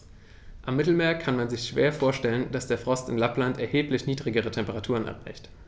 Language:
German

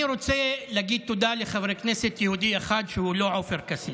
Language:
Hebrew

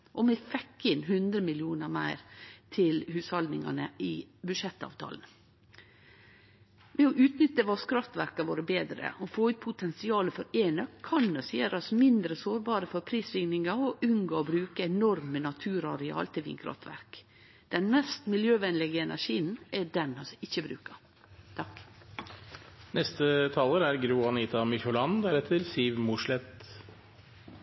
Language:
Norwegian Nynorsk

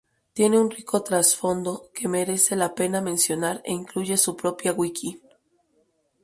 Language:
Spanish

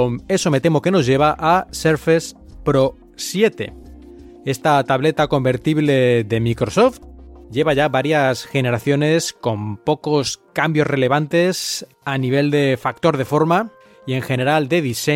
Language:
Spanish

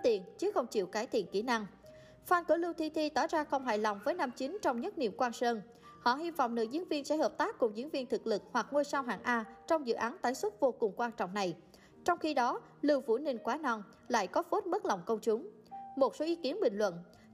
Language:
Vietnamese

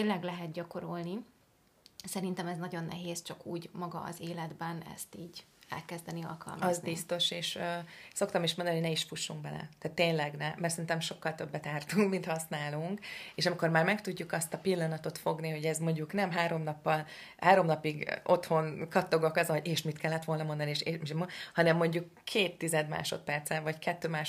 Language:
Hungarian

